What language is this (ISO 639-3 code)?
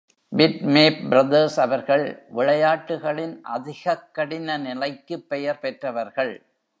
tam